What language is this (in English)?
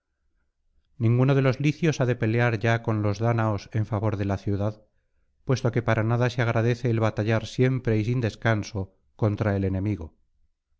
Spanish